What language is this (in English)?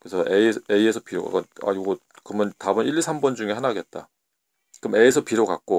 Korean